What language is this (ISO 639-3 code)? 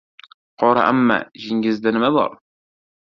uzb